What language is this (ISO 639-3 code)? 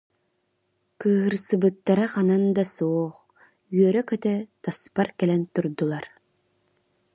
sah